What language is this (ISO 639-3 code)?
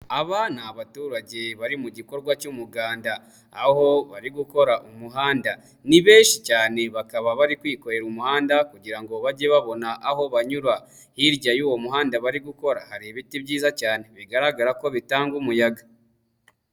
kin